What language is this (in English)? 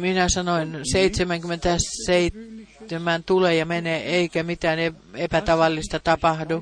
Finnish